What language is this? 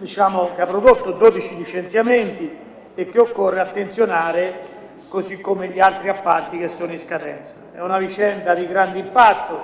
Italian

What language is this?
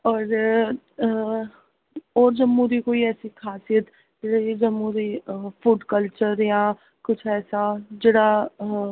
Dogri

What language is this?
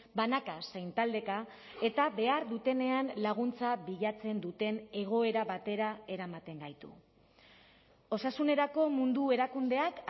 Basque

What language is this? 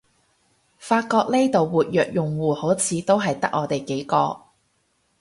Cantonese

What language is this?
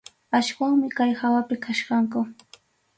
Arequipa-La Unión Quechua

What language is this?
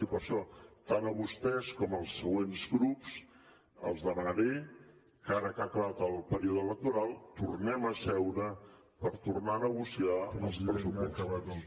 Catalan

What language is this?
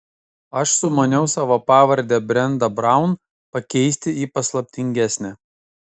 Lithuanian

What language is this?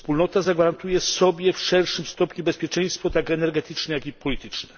Polish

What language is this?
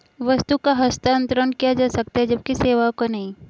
Hindi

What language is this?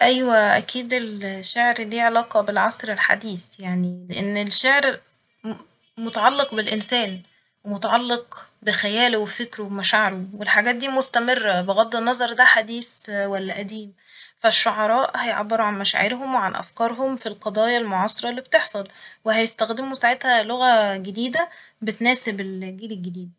Egyptian Arabic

